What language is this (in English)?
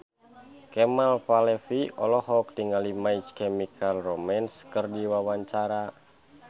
Sundanese